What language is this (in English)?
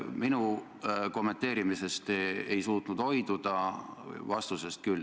Estonian